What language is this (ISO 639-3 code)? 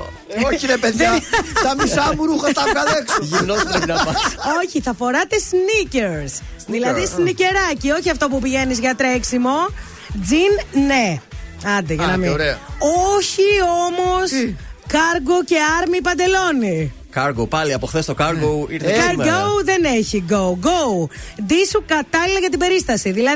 ell